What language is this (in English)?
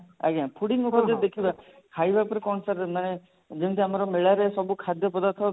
Odia